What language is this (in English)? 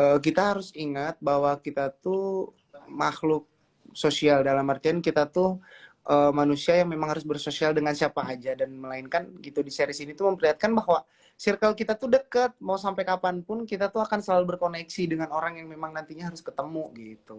Indonesian